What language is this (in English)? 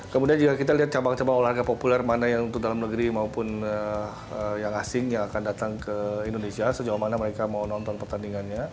Indonesian